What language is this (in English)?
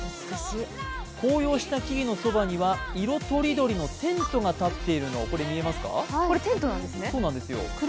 Japanese